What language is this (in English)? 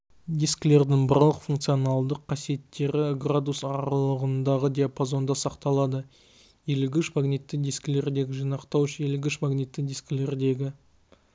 Kazakh